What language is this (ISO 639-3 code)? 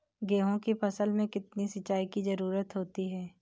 hin